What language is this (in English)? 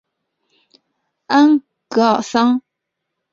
Chinese